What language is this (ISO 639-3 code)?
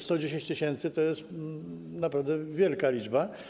pol